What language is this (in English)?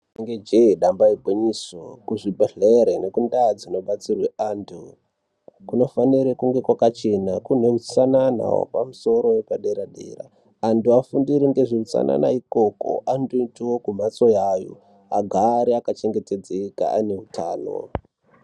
Ndau